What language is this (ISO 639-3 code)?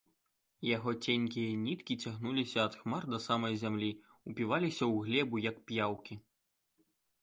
bel